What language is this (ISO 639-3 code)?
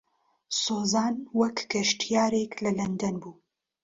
ckb